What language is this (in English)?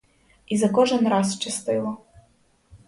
Ukrainian